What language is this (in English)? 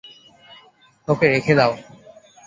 Bangla